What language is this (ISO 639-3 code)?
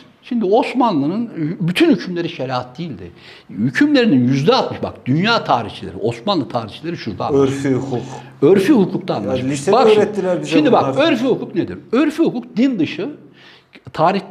tur